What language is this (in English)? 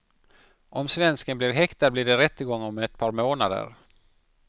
Swedish